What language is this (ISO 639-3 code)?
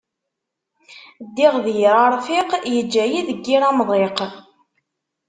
kab